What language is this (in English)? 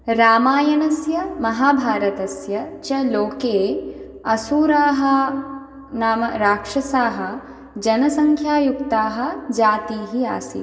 Sanskrit